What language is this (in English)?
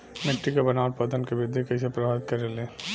Bhojpuri